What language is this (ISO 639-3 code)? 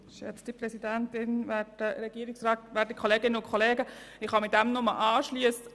gsw